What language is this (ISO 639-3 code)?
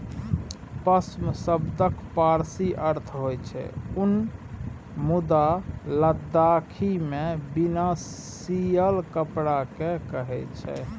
mai